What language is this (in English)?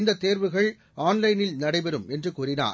Tamil